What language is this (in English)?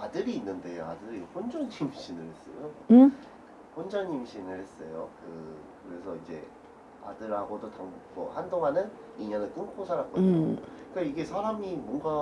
Korean